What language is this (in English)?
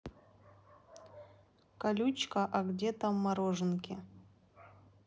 Russian